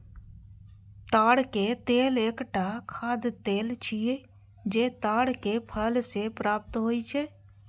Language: Maithili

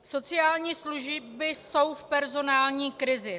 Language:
Czech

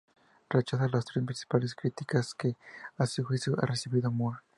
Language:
Spanish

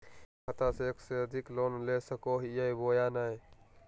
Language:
Magahi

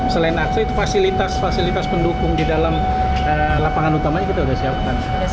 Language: Indonesian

